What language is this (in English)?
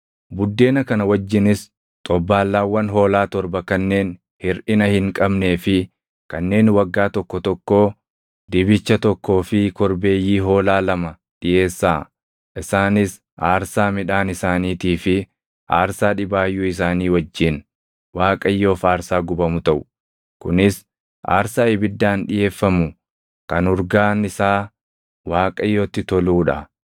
Oromo